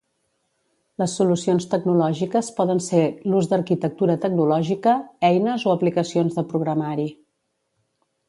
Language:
Catalan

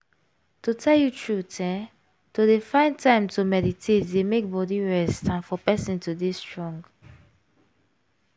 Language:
Nigerian Pidgin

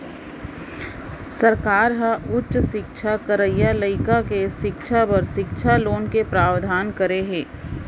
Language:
Chhattisgarhi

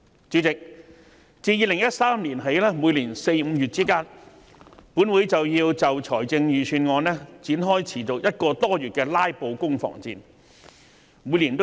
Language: Cantonese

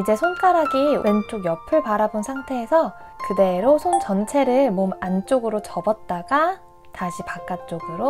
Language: Korean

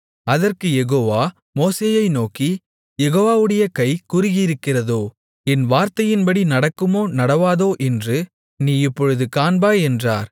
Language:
Tamil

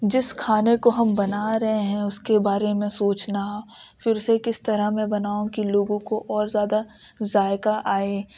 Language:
Urdu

